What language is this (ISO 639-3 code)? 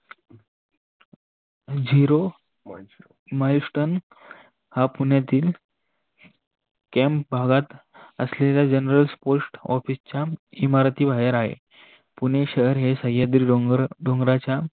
mar